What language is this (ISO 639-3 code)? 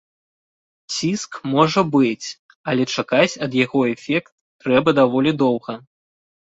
bel